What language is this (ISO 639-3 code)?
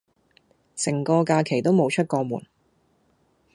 yue